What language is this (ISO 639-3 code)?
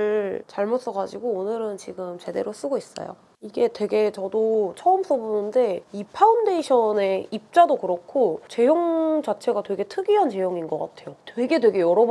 kor